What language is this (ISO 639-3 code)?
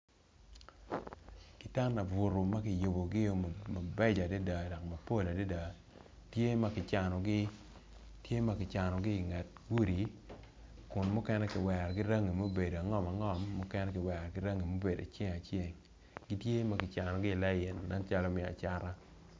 ach